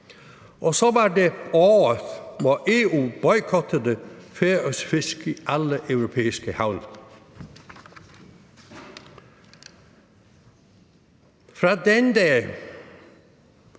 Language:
Danish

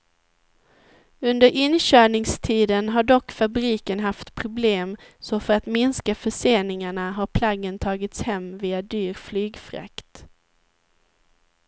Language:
Swedish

